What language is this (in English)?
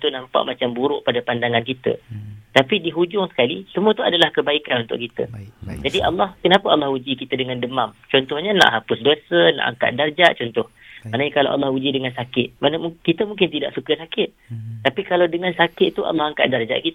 Malay